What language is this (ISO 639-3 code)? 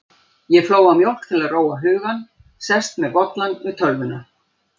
isl